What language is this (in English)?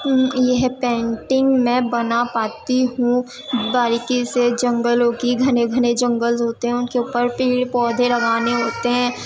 Urdu